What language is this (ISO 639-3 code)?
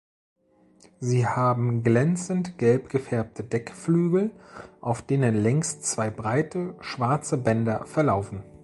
deu